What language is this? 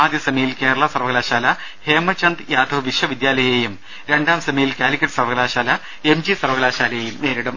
Malayalam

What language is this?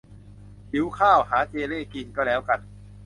Thai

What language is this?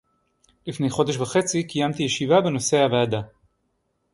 Hebrew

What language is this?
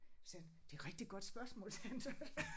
Danish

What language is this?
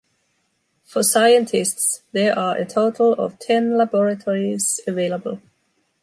English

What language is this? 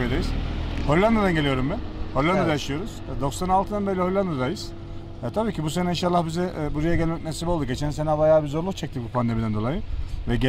Turkish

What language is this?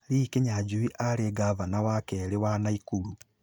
Kikuyu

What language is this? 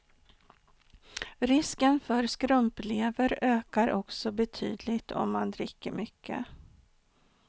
Swedish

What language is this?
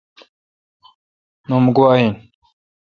Kalkoti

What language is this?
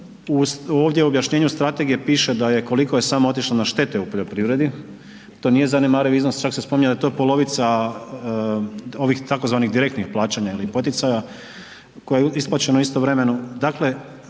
Croatian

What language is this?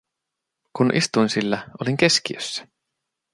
Finnish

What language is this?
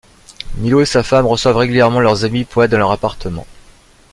French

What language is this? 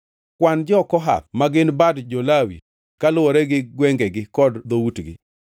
Luo (Kenya and Tanzania)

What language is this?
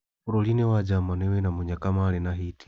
Kikuyu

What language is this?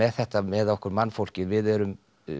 Icelandic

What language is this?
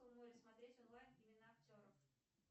Russian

